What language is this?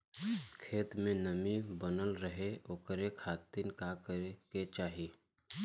Bhojpuri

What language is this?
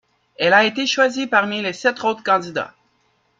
French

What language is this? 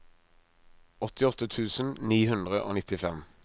Norwegian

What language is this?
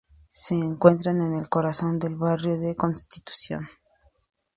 Spanish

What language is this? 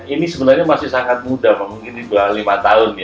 Indonesian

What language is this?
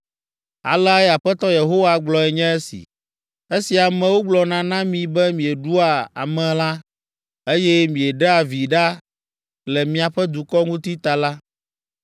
Ewe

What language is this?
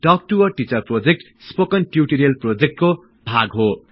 Nepali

